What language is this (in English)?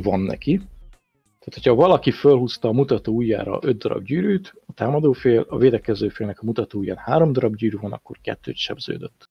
Hungarian